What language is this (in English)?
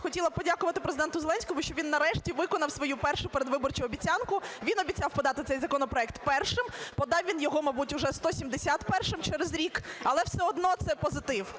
Ukrainian